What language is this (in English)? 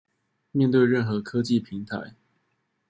Chinese